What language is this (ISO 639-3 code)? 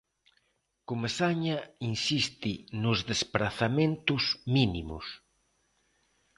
glg